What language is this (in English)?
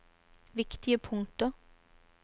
Norwegian